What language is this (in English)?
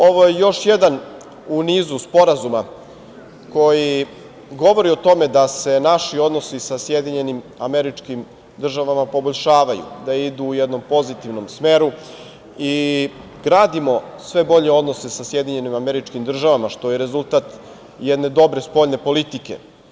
Serbian